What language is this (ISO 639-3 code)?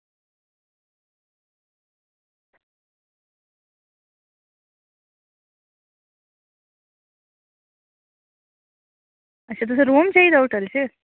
doi